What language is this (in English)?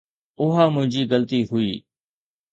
Sindhi